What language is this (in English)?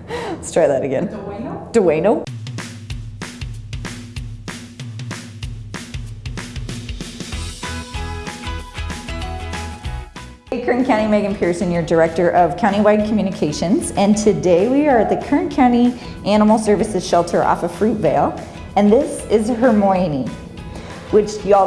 English